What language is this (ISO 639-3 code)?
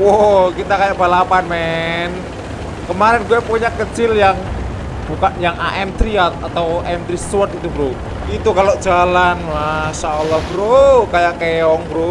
ind